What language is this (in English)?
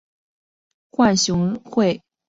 Chinese